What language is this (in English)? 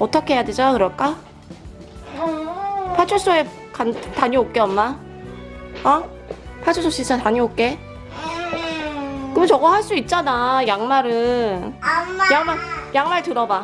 Korean